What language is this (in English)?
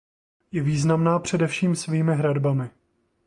Czech